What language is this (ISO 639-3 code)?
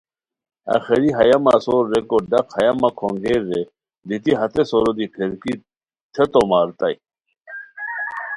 khw